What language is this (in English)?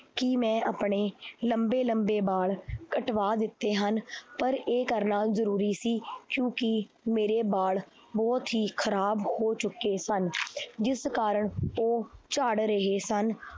Punjabi